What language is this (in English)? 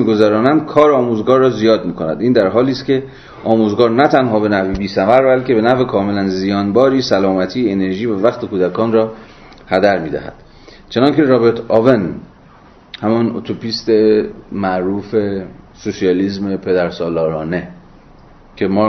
Persian